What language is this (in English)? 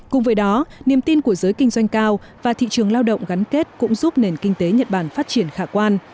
Vietnamese